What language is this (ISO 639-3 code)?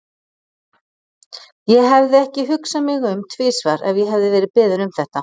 isl